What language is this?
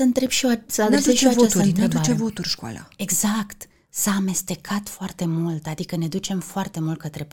Romanian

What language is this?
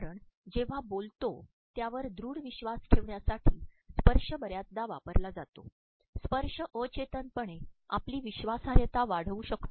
Marathi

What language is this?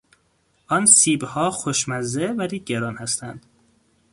Persian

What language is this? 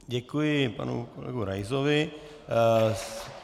Czech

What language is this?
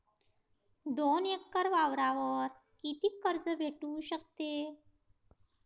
Marathi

